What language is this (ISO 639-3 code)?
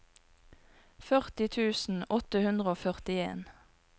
nor